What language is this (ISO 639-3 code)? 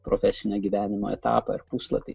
lit